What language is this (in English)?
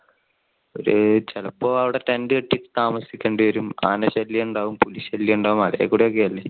Malayalam